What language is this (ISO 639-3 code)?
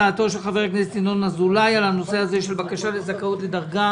heb